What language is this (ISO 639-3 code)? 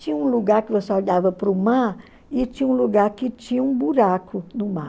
por